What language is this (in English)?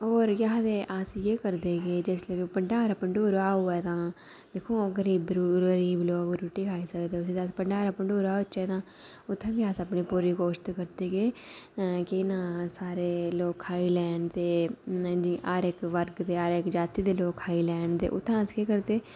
Dogri